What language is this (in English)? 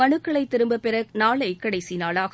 Tamil